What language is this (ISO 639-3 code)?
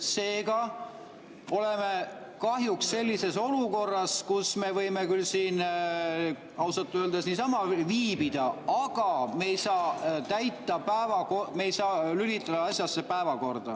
est